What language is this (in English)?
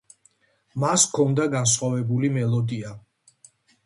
Georgian